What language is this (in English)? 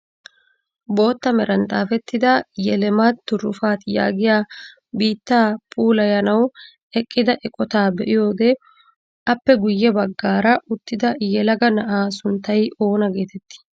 Wolaytta